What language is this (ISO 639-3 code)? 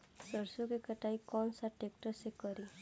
bho